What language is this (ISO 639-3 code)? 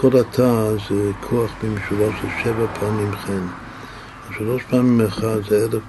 heb